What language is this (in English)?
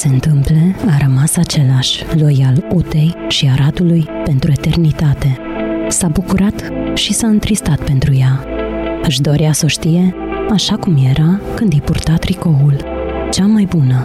Romanian